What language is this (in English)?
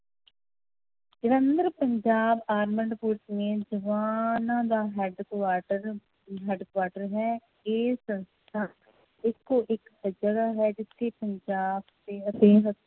Punjabi